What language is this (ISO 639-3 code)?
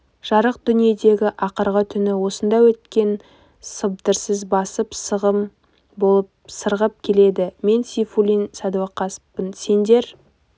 kaz